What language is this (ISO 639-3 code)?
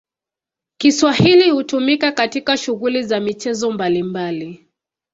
swa